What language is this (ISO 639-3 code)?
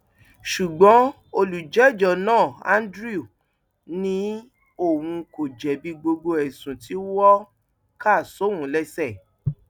yor